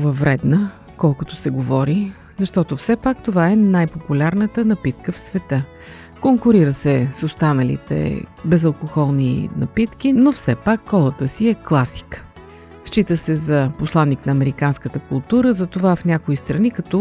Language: Bulgarian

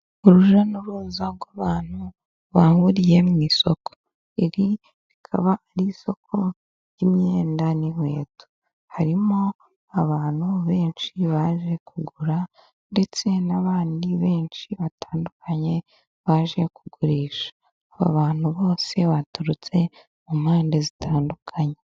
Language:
Kinyarwanda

